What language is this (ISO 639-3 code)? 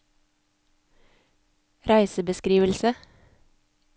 nor